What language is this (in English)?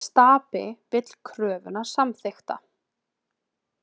Icelandic